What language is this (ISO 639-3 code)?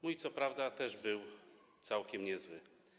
pol